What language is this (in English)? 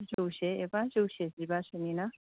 Bodo